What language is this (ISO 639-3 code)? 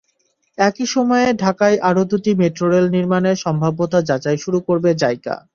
ben